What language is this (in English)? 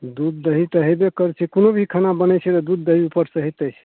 Maithili